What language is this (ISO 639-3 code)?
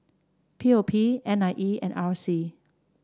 eng